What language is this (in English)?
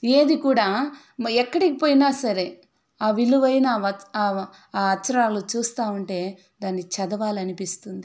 Telugu